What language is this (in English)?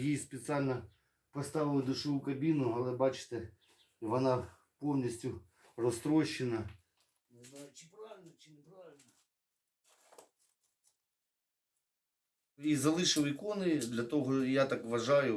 Ukrainian